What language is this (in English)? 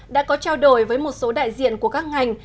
Vietnamese